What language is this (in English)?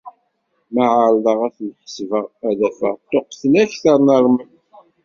Kabyle